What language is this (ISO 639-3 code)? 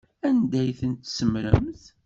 kab